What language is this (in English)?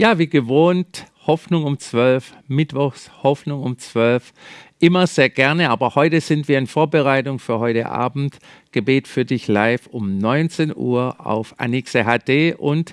German